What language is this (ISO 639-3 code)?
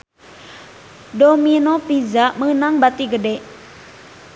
sun